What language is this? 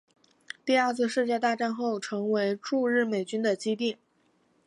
Chinese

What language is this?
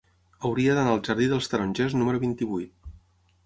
Catalan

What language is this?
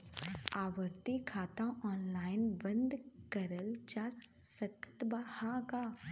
Bhojpuri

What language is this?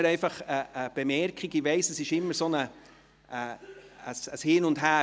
Swiss German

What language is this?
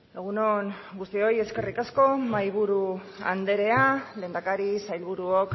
Basque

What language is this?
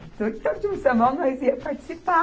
Portuguese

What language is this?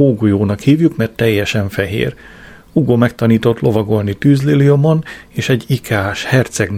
Hungarian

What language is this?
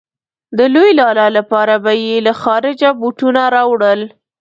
Pashto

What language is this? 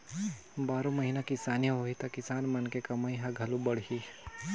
Chhattisgarhi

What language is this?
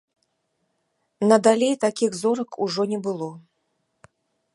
Belarusian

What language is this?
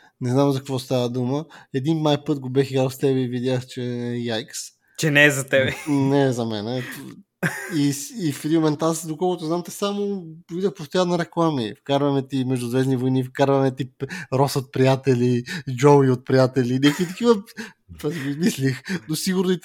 Bulgarian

